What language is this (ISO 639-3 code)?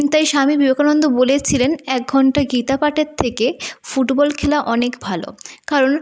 ben